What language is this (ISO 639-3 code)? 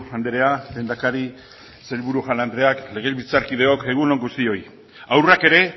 eus